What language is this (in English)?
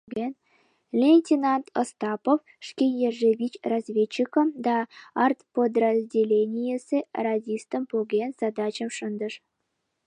Mari